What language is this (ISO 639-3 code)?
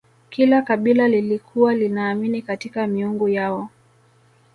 swa